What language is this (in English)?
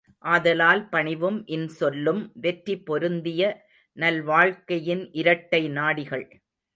Tamil